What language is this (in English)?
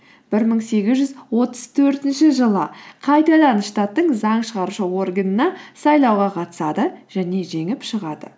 Kazakh